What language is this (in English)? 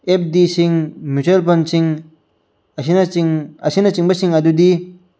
Manipuri